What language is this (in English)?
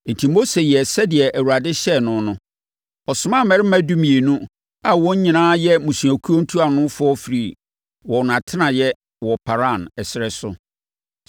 Akan